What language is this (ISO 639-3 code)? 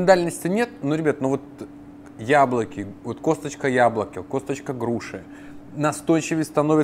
rus